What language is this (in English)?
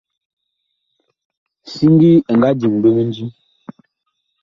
Bakoko